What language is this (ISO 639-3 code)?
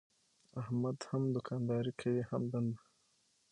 pus